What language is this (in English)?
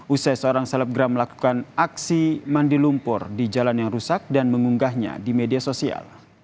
Indonesian